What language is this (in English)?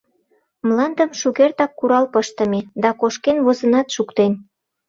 Mari